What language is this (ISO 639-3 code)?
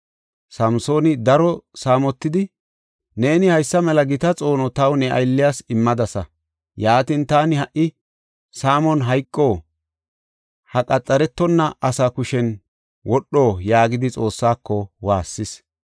gof